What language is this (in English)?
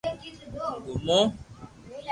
Loarki